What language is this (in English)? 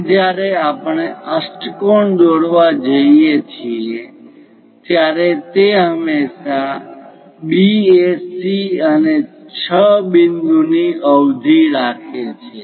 Gujarati